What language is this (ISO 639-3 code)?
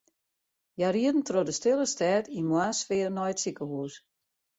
fry